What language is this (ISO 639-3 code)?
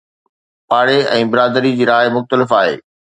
snd